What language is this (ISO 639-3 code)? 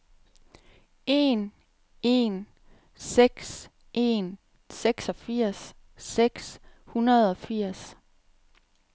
dan